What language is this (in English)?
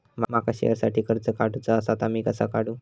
Marathi